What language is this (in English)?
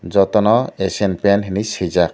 Kok Borok